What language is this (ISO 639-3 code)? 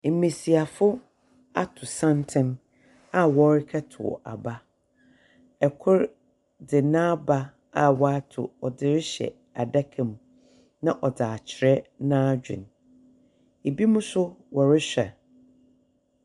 aka